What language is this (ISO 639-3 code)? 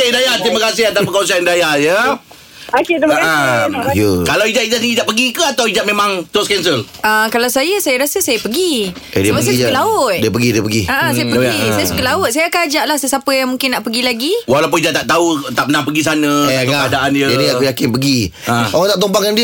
msa